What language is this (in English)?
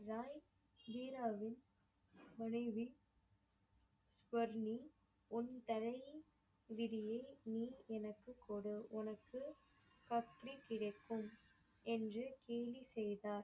Tamil